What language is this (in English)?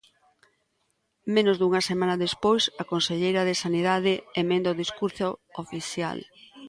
Galician